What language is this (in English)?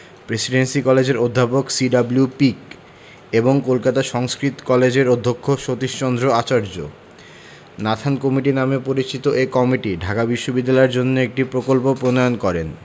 Bangla